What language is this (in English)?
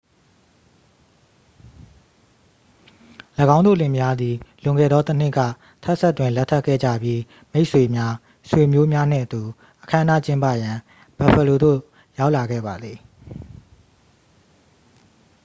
Burmese